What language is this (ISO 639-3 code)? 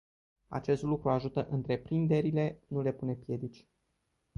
ron